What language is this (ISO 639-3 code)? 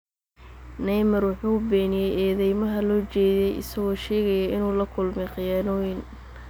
som